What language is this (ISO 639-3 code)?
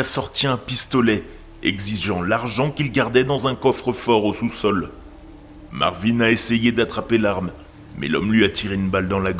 fra